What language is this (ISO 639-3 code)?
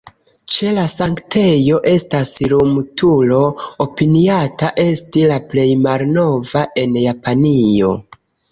epo